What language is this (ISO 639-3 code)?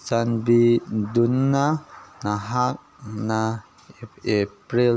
mni